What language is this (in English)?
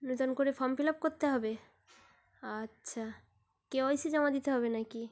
Bangla